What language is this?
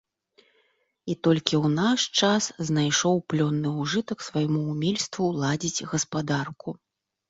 Belarusian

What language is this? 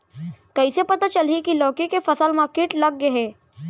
Chhattisgarhi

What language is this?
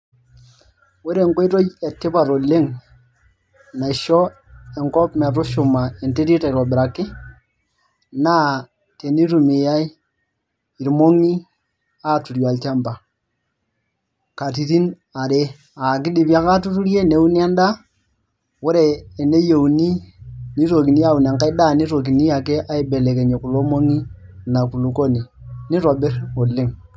Masai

